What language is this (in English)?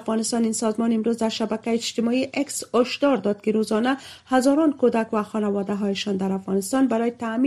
Persian